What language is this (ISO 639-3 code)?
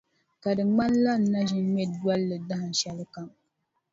dag